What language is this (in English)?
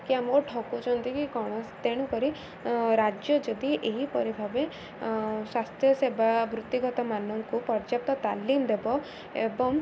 Odia